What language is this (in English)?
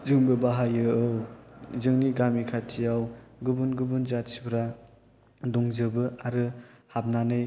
Bodo